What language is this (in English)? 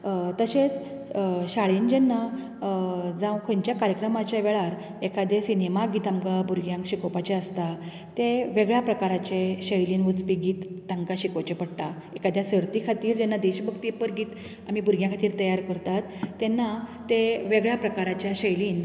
Konkani